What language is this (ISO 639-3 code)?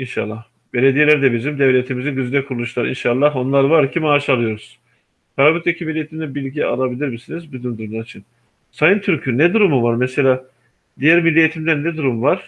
tur